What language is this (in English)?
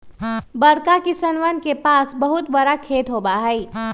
Magahi